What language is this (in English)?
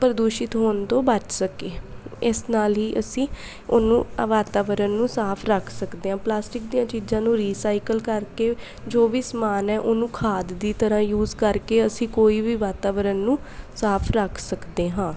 Punjabi